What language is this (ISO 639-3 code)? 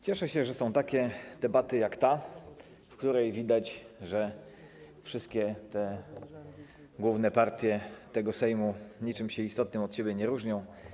pol